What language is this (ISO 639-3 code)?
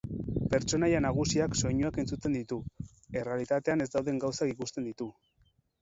eus